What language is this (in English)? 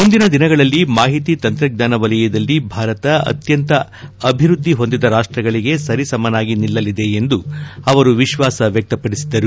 Kannada